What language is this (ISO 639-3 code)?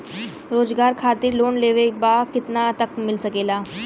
bho